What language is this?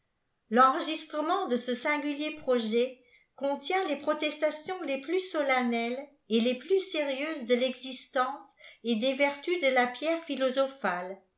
French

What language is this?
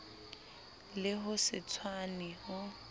Southern Sotho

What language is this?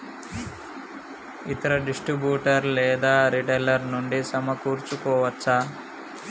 Telugu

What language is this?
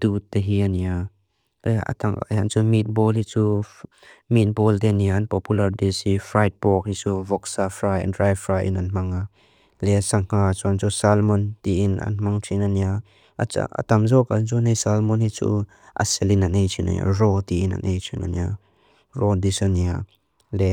Mizo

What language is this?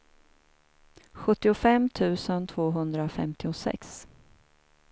Swedish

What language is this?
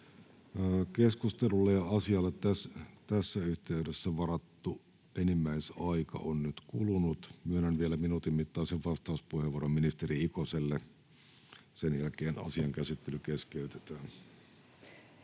Finnish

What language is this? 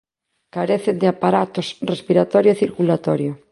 Galician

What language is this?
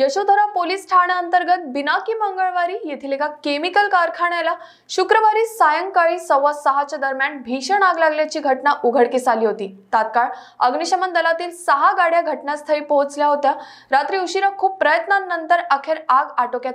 Hindi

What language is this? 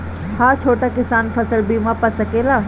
Bhojpuri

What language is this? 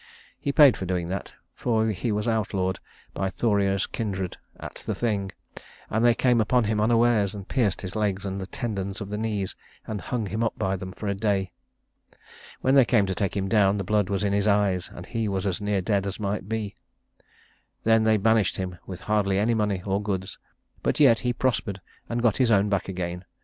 English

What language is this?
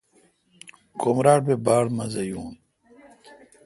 Kalkoti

